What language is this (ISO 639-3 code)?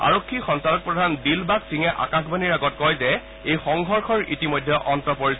asm